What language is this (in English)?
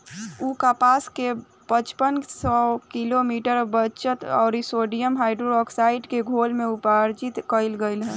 Bhojpuri